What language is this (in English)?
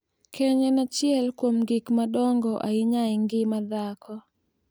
Luo (Kenya and Tanzania)